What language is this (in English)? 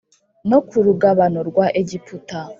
Kinyarwanda